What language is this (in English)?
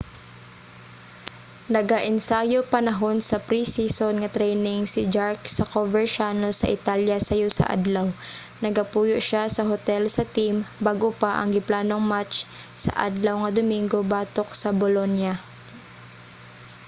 Cebuano